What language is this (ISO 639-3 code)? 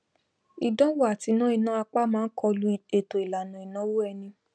yor